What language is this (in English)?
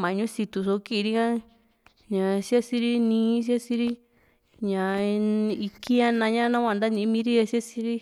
Juxtlahuaca Mixtec